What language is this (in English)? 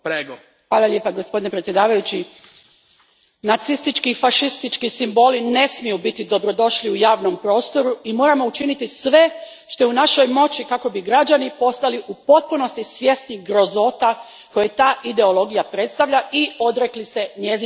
Croatian